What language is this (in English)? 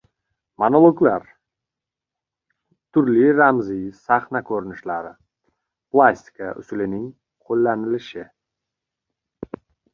Uzbek